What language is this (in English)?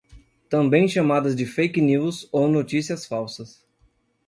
Portuguese